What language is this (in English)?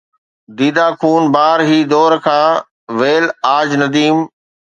Sindhi